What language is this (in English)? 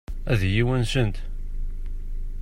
Kabyle